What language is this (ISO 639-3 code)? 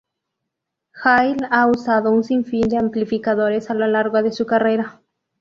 spa